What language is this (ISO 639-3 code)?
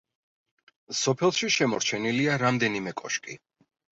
kat